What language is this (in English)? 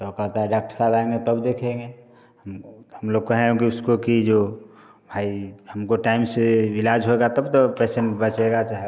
Hindi